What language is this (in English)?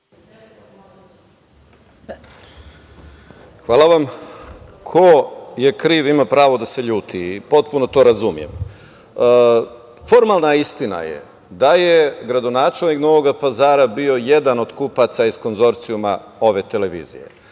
Serbian